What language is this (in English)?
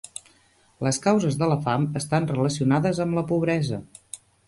Catalan